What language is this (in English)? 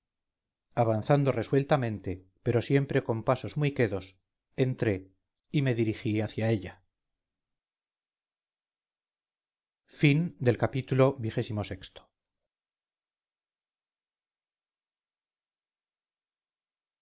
Spanish